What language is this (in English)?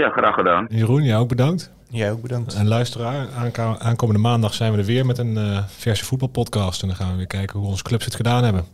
Dutch